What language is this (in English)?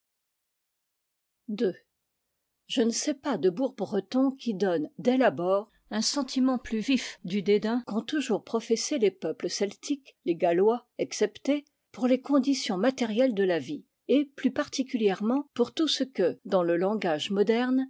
French